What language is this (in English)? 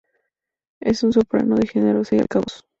Spanish